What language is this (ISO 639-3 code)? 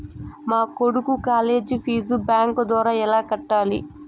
tel